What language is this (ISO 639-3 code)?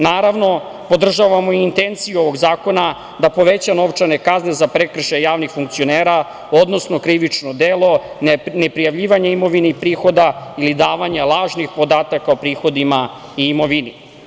srp